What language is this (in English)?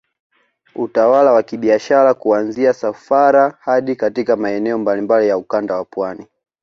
Swahili